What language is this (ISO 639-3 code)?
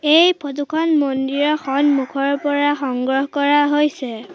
asm